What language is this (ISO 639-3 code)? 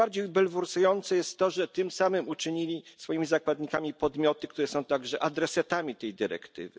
pol